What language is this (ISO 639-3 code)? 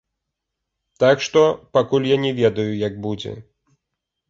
bel